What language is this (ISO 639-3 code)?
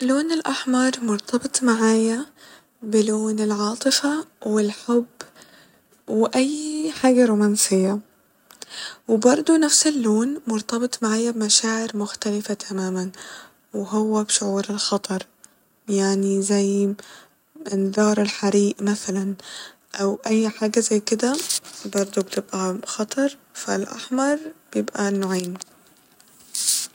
arz